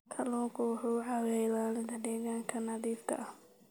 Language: Somali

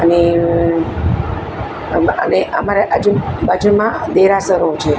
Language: Gujarati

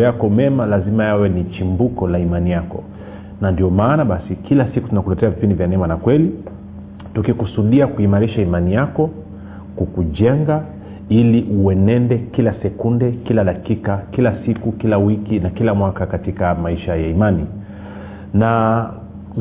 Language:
Swahili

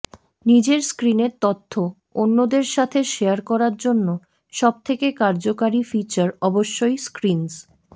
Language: Bangla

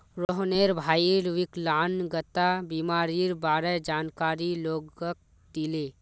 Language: Magahi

